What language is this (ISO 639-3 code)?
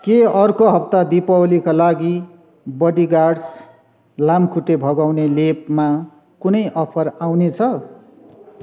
nep